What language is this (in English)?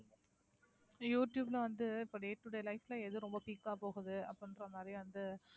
Tamil